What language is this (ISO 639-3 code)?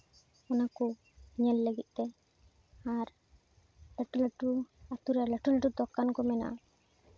sat